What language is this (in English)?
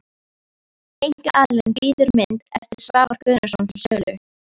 Icelandic